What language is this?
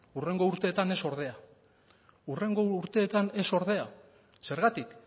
Basque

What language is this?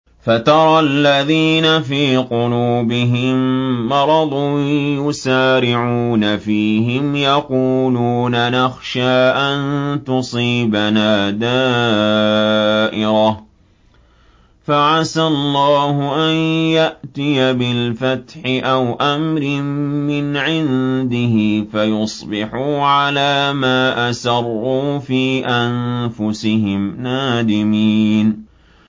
Arabic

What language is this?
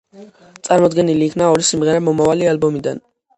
Georgian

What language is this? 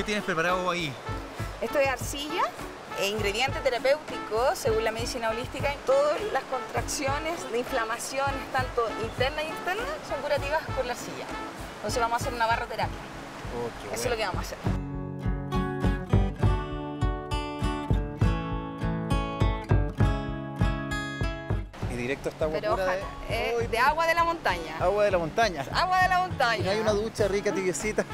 Spanish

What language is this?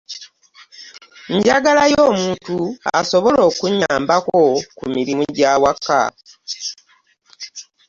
Ganda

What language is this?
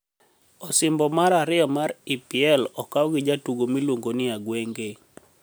Luo (Kenya and Tanzania)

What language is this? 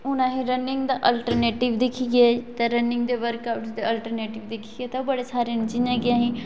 Dogri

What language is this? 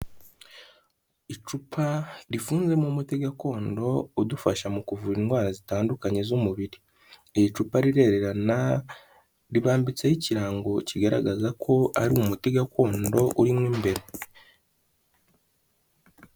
Kinyarwanda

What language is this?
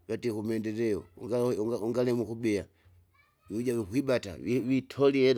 Kinga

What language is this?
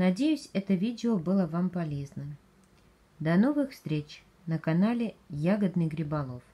Russian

